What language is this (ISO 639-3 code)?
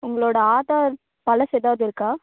tam